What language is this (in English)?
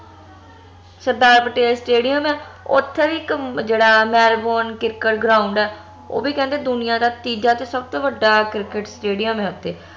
Punjabi